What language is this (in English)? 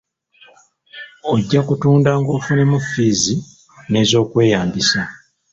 Ganda